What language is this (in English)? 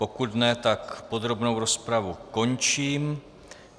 Czech